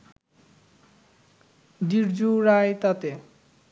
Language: Bangla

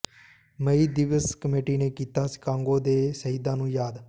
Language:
Punjabi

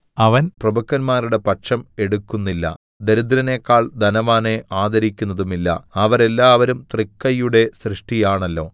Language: Malayalam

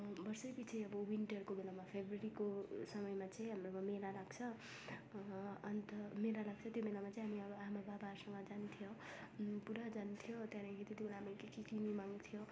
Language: Nepali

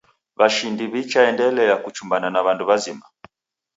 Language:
Taita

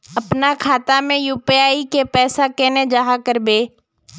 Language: Magahi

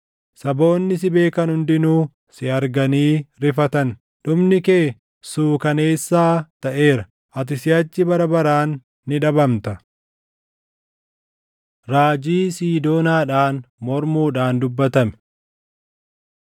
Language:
Oromo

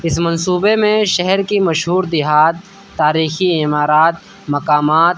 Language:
Urdu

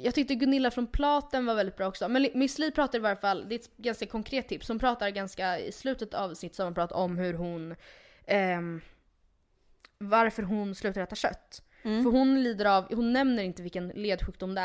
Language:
Swedish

